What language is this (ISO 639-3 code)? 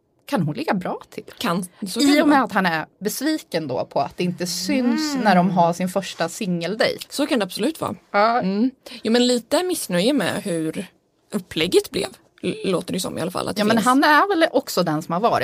swe